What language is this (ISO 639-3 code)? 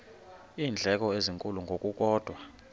xho